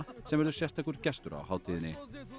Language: Icelandic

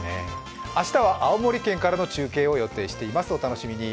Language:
Japanese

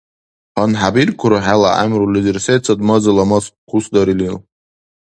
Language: Dargwa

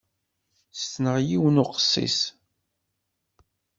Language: Kabyle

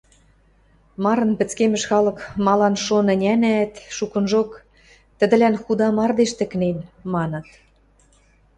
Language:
Western Mari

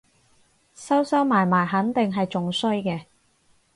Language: Cantonese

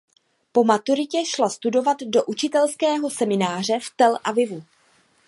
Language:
Czech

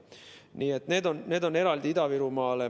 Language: Estonian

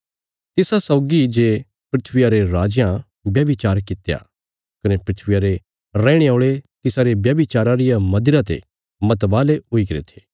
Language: Bilaspuri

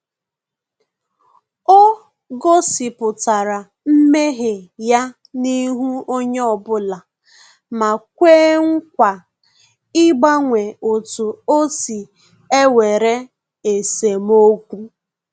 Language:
Igbo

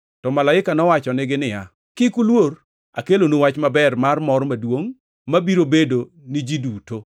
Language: Luo (Kenya and Tanzania)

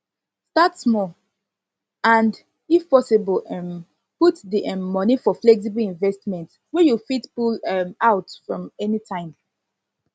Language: Nigerian Pidgin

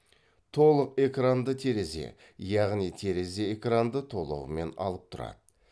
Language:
Kazakh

